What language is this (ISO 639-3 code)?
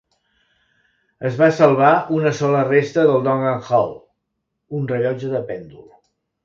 cat